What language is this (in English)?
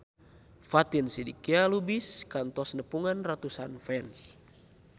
Sundanese